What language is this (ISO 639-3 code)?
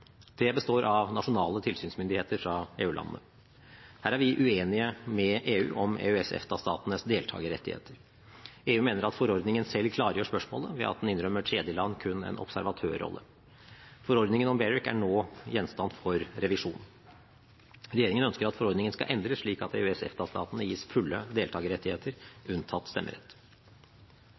nob